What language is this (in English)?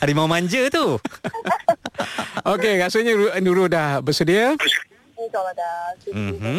Malay